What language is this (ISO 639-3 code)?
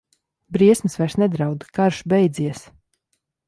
lav